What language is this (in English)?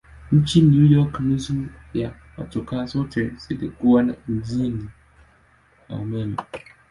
Swahili